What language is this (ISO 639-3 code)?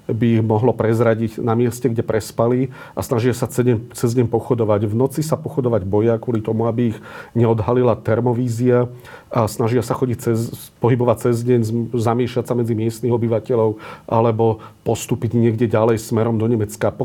slk